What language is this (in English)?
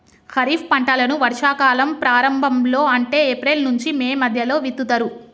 Telugu